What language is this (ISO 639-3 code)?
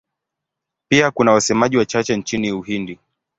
swa